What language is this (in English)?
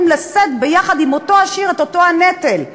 Hebrew